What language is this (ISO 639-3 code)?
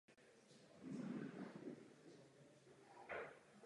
ces